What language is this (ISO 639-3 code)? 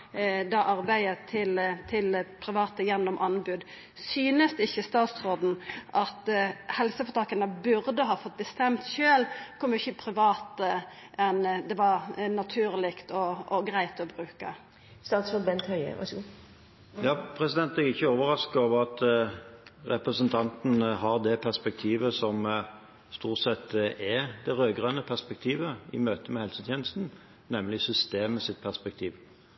nor